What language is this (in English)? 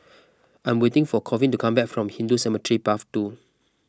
English